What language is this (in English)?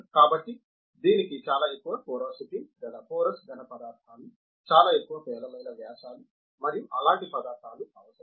Telugu